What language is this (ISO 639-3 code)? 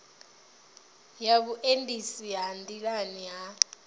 ven